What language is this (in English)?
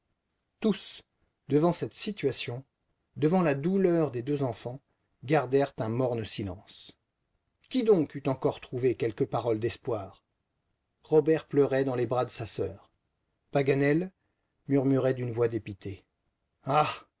French